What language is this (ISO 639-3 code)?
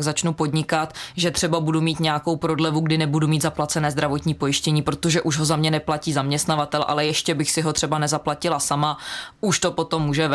ces